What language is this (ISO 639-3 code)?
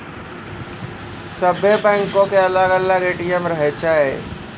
mai